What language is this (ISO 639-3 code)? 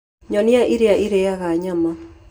kik